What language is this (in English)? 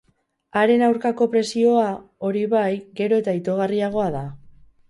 Basque